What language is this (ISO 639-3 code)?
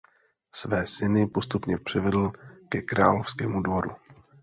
ces